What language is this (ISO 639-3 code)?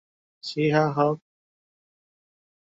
ben